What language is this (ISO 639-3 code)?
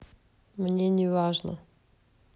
rus